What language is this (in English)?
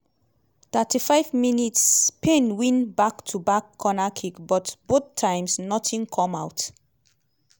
Nigerian Pidgin